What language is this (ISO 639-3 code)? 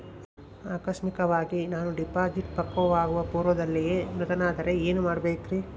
kan